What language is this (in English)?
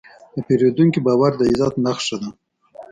Pashto